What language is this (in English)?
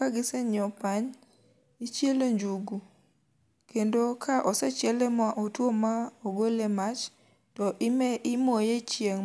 Luo (Kenya and Tanzania)